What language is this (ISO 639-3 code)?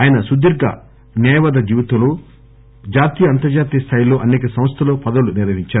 tel